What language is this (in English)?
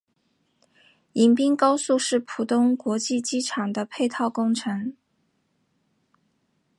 Chinese